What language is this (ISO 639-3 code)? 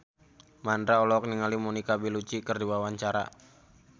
sun